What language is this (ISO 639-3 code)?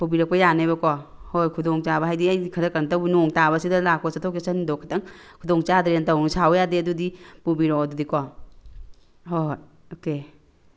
mni